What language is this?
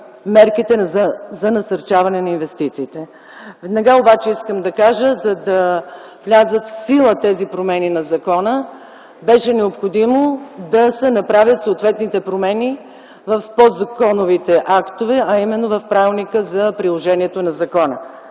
Bulgarian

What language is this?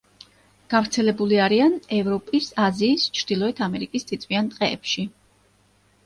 Georgian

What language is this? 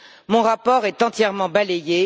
French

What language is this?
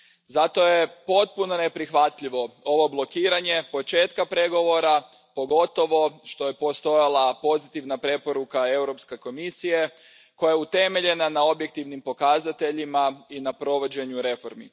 Croatian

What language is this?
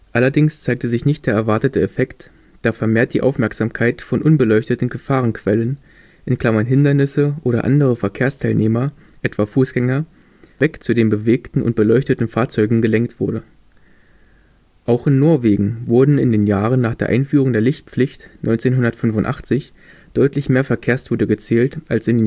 German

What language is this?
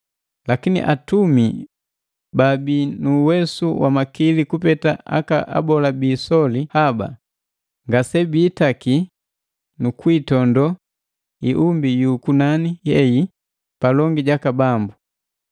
Matengo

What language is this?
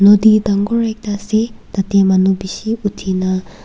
Naga Pidgin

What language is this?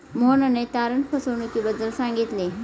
Marathi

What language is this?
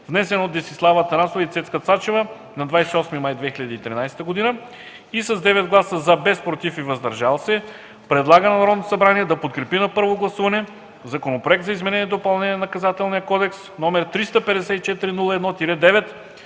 Bulgarian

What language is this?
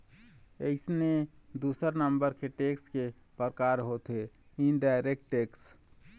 Chhattisgarhi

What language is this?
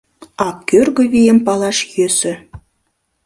Mari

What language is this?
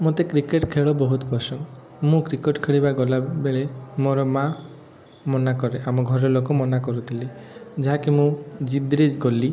Odia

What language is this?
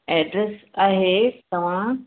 Sindhi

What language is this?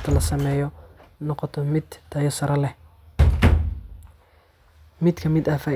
Somali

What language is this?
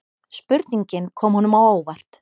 Icelandic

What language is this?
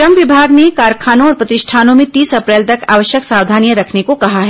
Hindi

